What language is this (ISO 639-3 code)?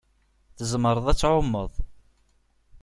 kab